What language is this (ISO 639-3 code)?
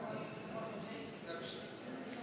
est